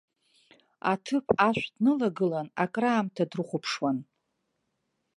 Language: Abkhazian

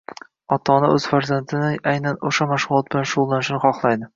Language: Uzbek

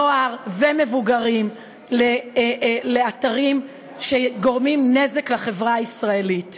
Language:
Hebrew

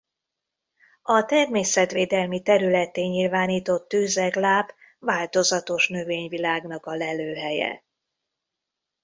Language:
Hungarian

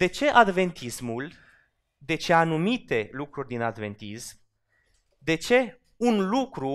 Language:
Romanian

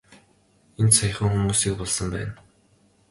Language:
Mongolian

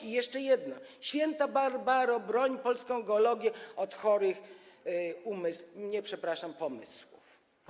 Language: Polish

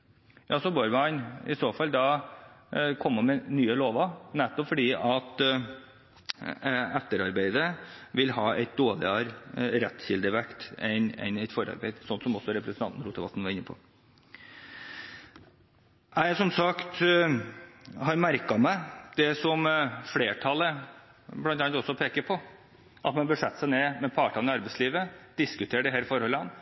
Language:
Norwegian Bokmål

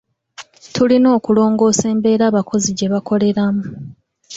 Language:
Ganda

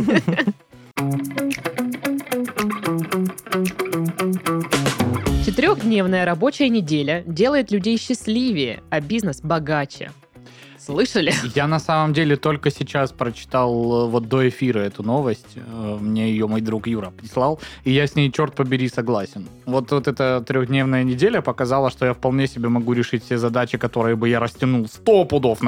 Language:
Russian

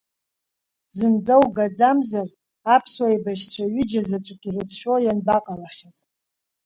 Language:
Abkhazian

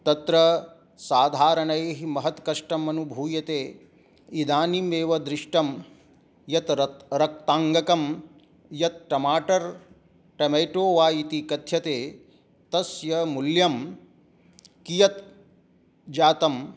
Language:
Sanskrit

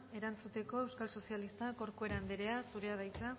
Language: Basque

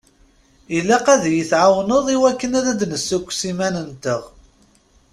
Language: Kabyle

